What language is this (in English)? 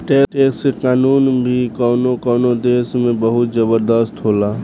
Bhojpuri